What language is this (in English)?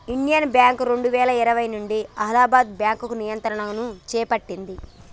Telugu